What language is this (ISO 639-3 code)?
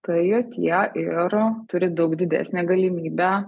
lit